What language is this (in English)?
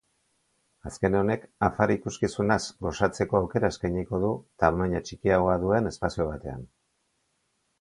Basque